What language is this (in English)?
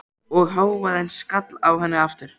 Icelandic